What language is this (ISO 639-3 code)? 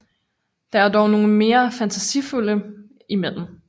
dan